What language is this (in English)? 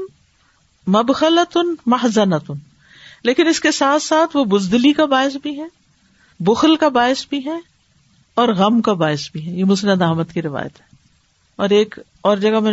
Urdu